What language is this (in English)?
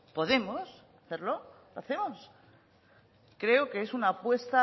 Spanish